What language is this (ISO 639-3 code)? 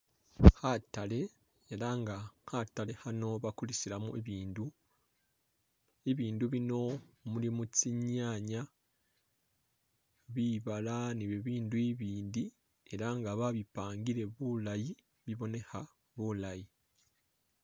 myx